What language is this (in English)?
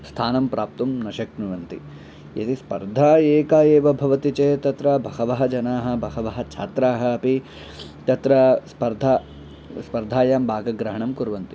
Sanskrit